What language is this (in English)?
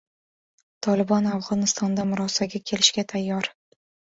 Uzbek